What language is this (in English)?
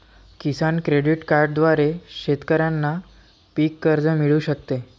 Marathi